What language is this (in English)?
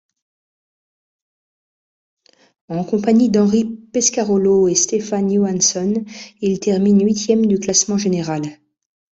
French